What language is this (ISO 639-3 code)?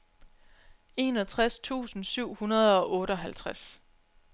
dan